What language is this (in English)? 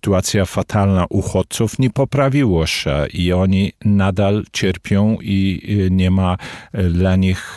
Polish